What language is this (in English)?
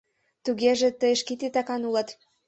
Mari